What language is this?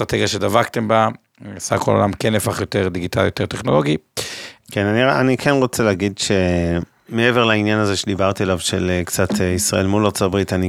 Hebrew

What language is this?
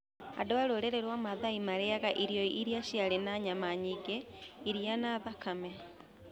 Kikuyu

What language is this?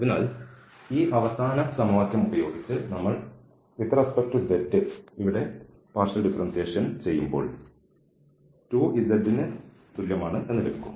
Malayalam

